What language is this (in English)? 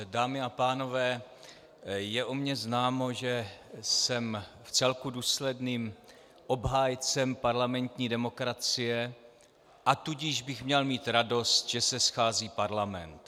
Czech